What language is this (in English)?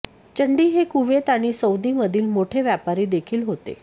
Marathi